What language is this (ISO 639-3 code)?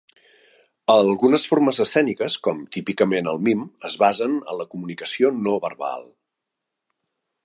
cat